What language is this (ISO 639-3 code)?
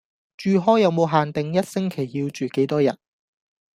yue